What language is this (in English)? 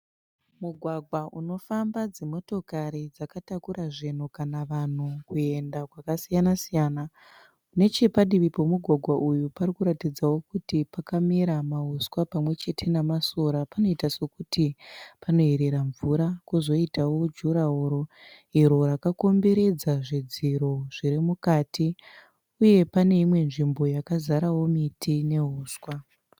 Shona